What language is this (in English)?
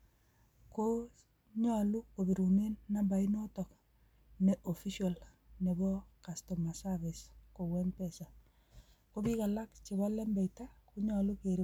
Kalenjin